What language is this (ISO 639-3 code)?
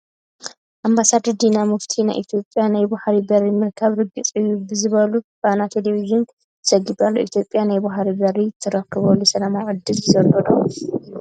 tir